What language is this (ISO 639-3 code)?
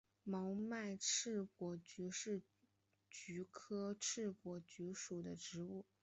zho